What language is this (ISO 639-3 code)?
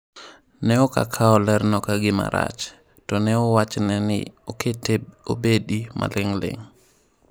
luo